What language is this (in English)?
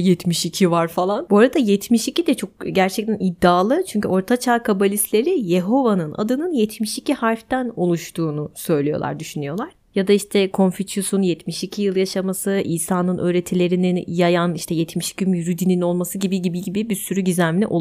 Turkish